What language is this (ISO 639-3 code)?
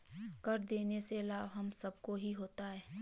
hin